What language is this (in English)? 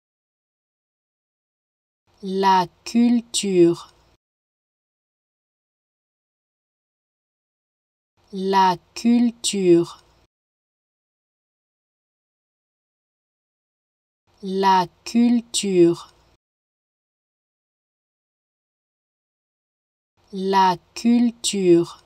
French